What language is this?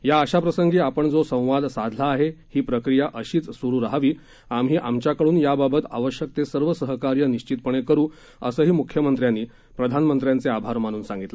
Marathi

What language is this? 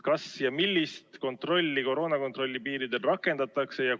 Estonian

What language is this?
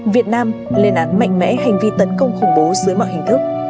Vietnamese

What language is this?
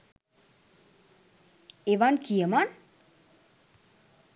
Sinhala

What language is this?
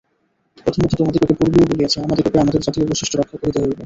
Bangla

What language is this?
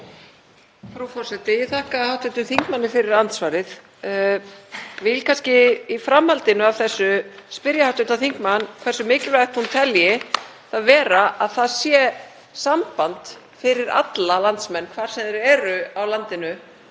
Icelandic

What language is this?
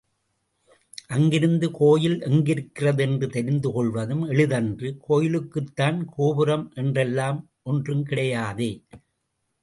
Tamil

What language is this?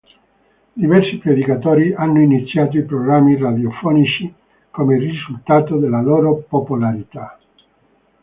Italian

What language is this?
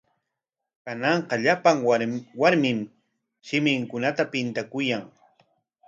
Corongo Ancash Quechua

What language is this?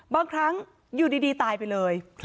Thai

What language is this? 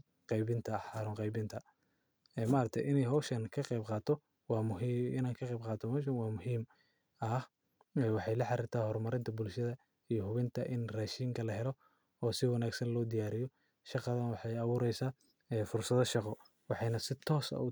Somali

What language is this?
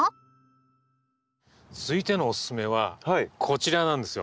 Japanese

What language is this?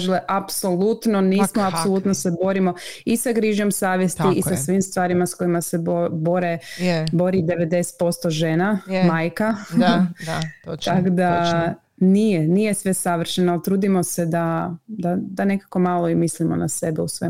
Croatian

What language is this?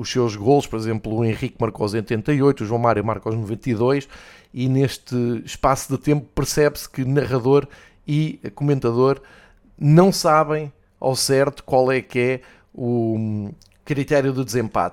Portuguese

